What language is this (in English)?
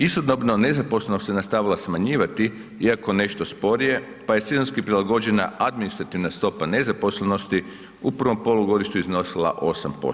Croatian